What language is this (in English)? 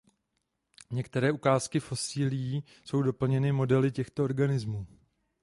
Czech